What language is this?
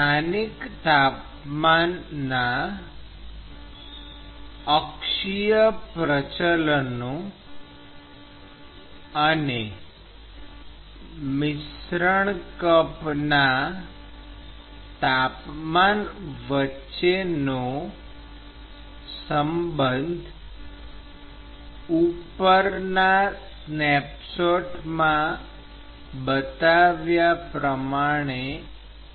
Gujarati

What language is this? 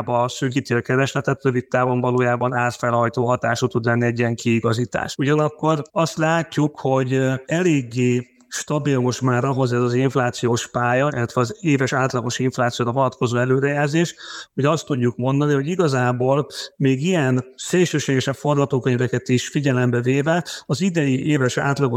Hungarian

